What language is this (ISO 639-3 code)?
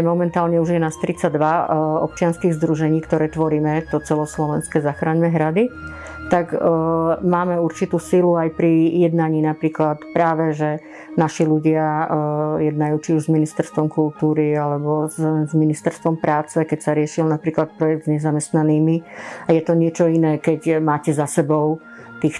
slk